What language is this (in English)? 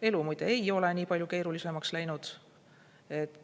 Estonian